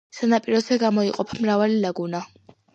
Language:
Georgian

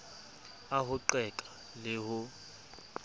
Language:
Southern Sotho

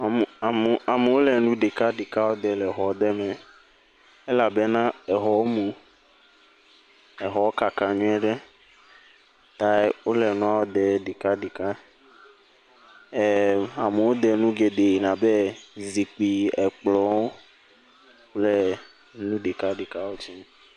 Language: Ewe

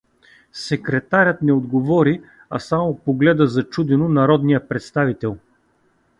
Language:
Bulgarian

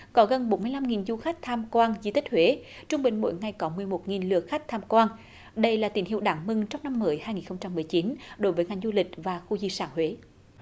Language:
Vietnamese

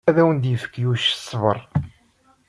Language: Kabyle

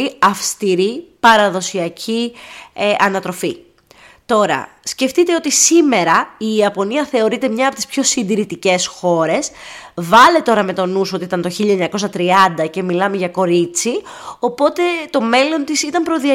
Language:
Greek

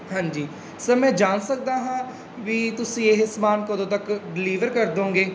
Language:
Punjabi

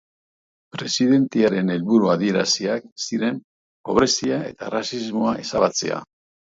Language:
Basque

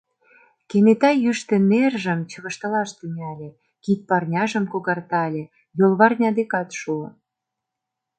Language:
Mari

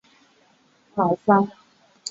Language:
Chinese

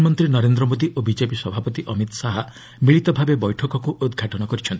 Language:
Odia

